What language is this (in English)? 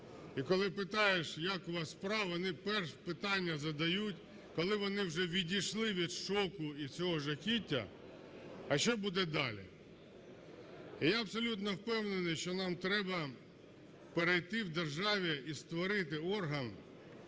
Ukrainian